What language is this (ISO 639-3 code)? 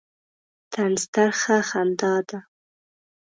pus